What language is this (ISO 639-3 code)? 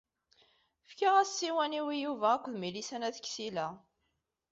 kab